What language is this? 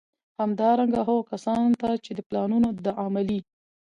Pashto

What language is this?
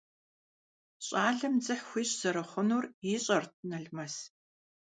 Kabardian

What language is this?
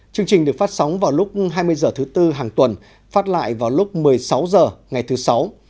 Vietnamese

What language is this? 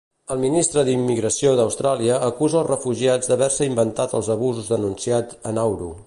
Catalan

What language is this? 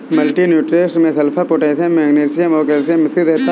Hindi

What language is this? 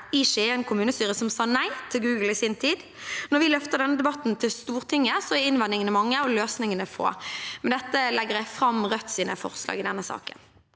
Norwegian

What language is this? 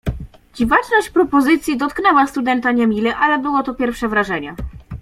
Polish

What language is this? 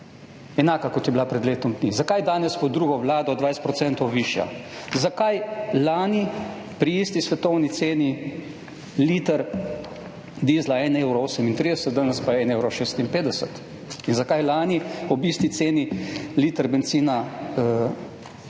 Slovenian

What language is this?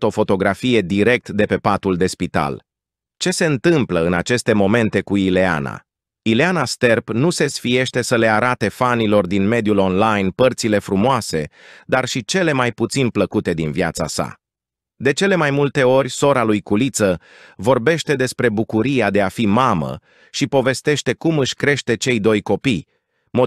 Romanian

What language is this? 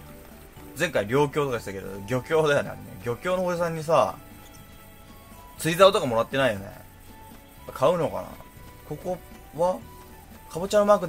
Japanese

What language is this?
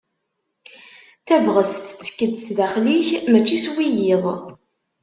Kabyle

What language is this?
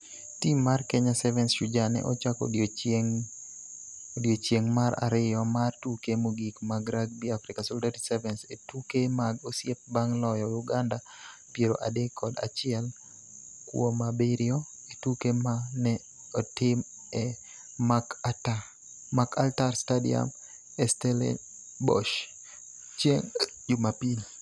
Luo (Kenya and Tanzania)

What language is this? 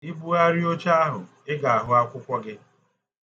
Igbo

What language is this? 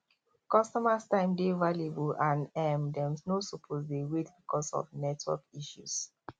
Nigerian Pidgin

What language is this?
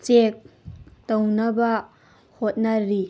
Manipuri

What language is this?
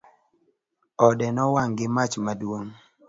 Luo (Kenya and Tanzania)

